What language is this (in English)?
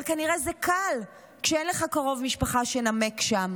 Hebrew